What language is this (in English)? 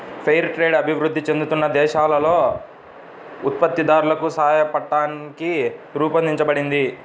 Telugu